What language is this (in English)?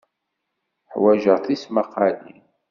Kabyle